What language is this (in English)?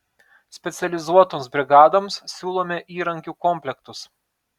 Lithuanian